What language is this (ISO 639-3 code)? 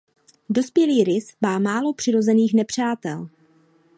ces